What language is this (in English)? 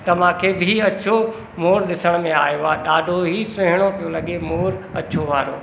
Sindhi